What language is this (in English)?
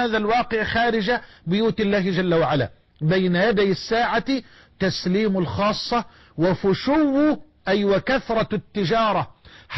Arabic